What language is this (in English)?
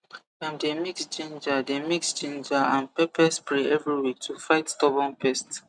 Nigerian Pidgin